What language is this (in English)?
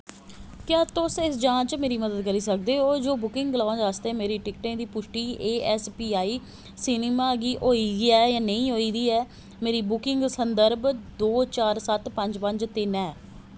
Dogri